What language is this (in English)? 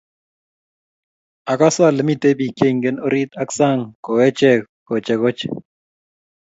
Kalenjin